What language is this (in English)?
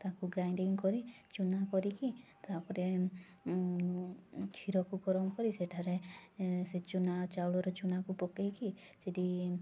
Odia